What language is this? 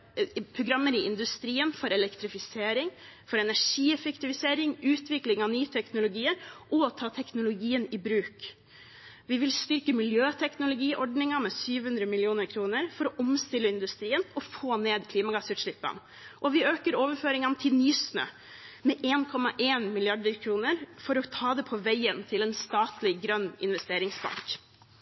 Norwegian Bokmål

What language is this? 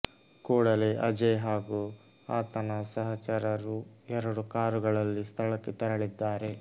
Kannada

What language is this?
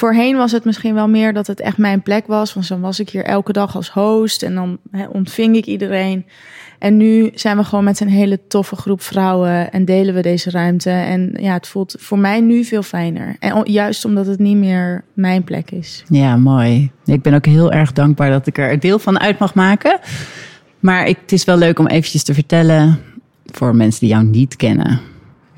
Dutch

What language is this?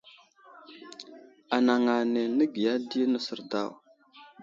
Wuzlam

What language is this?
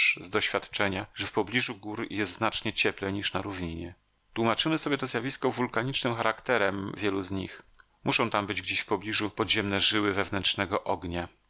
Polish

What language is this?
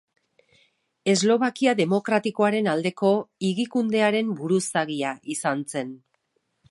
Basque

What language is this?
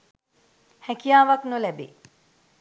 Sinhala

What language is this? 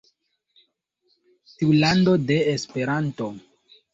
Esperanto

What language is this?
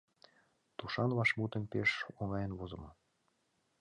Mari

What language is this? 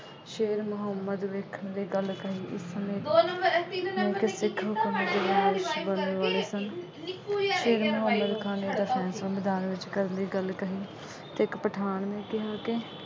Punjabi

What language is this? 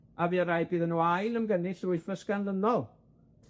Welsh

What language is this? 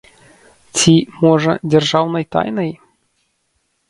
Belarusian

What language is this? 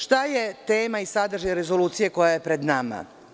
Serbian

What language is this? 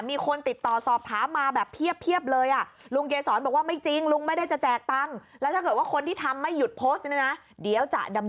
Thai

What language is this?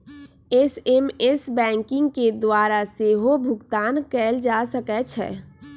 Magahi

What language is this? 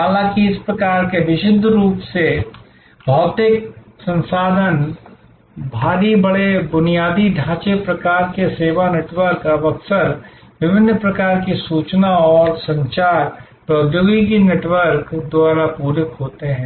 Hindi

